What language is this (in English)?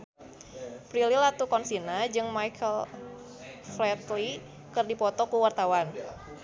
Sundanese